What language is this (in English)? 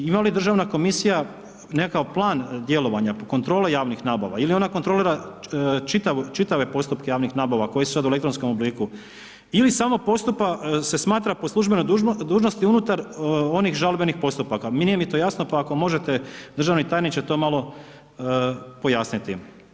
Croatian